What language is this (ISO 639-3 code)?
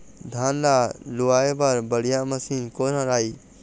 hne